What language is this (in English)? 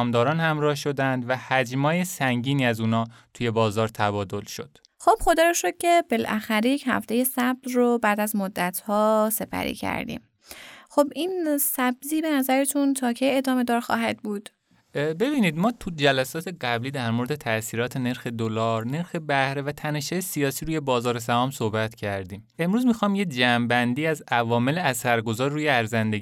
Persian